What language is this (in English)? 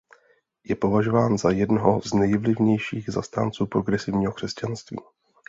Czech